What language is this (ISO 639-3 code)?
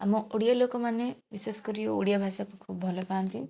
ori